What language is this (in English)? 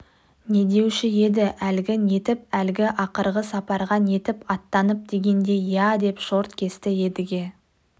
Kazakh